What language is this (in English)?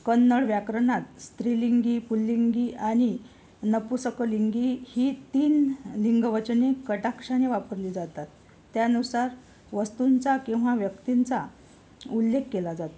Marathi